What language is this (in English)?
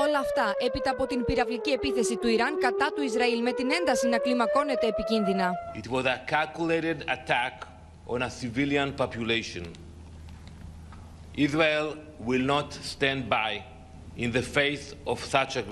Greek